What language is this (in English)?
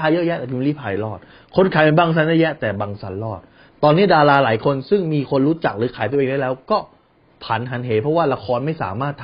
Thai